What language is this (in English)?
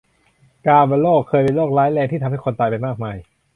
Thai